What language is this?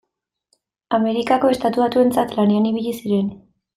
Basque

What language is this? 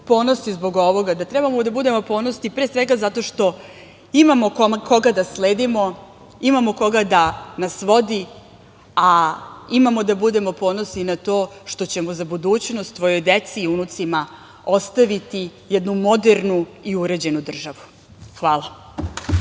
Serbian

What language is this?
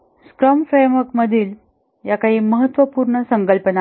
Marathi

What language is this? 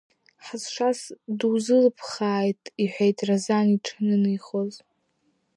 Abkhazian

